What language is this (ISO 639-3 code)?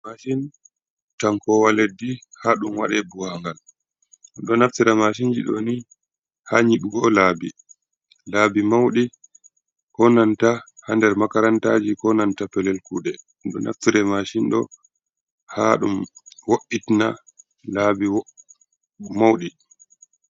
ful